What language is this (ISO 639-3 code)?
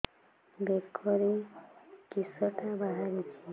ori